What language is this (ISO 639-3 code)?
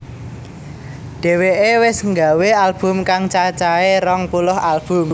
jav